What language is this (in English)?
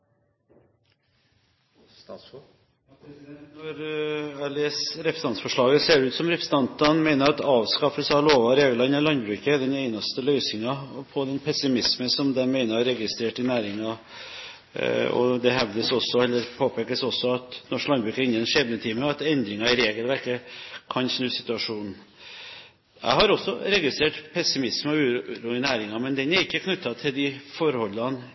Norwegian Bokmål